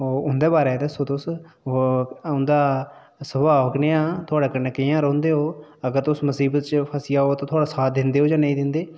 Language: Dogri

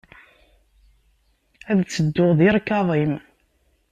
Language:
Kabyle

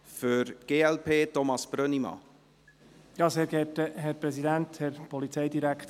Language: Swiss German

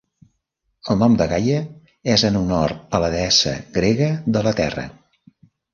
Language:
Catalan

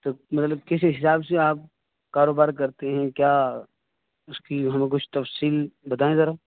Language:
Urdu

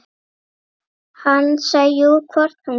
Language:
Icelandic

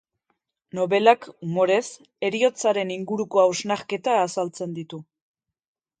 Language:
Basque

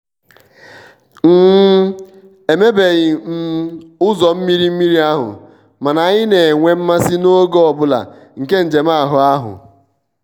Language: Igbo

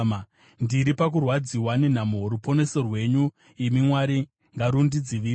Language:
Shona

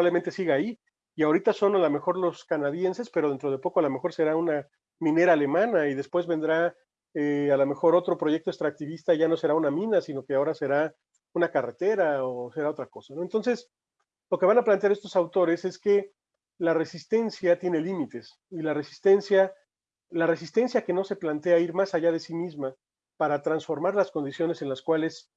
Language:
Spanish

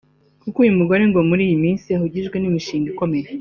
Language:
Kinyarwanda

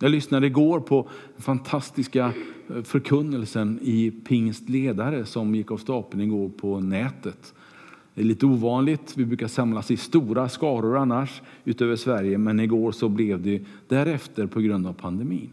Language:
Swedish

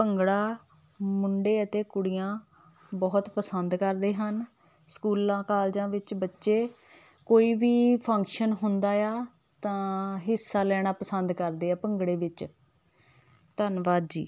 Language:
Punjabi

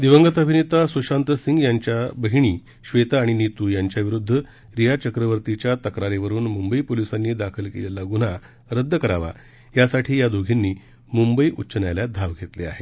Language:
Marathi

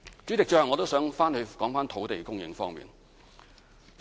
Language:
Cantonese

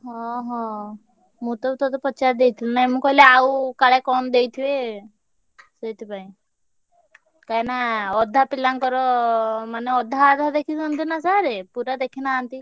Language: Odia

